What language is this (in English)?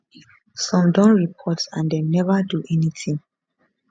Nigerian Pidgin